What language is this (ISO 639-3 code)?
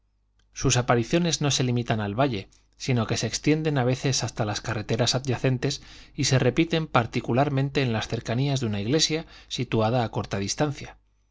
spa